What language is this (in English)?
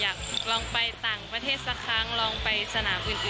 Thai